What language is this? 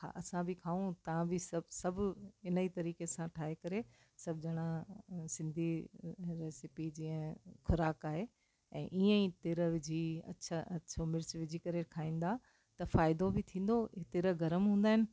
Sindhi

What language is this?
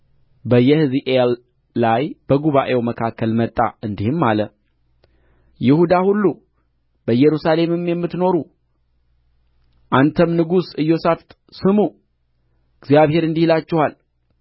Amharic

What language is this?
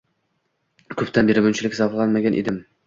Uzbek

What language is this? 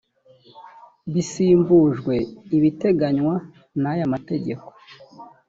Kinyarwanda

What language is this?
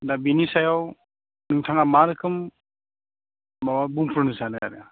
Bodo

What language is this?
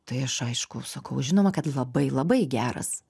Lithuanian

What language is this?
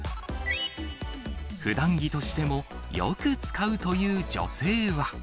Japanese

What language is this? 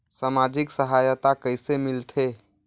Chhattisgarhi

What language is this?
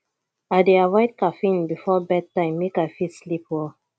Nigerian Pidgin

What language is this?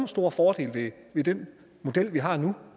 Danish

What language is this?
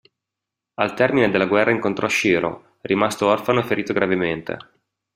Italian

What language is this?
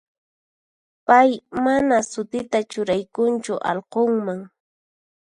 Puno Quechua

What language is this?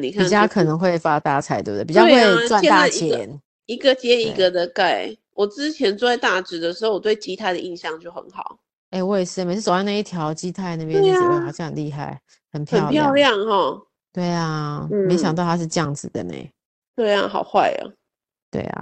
Chinese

